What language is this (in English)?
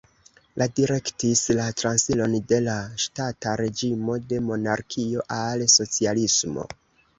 Esperanto